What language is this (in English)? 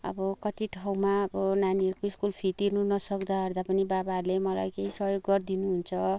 Nepali